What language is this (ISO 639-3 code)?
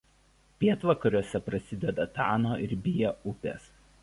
lit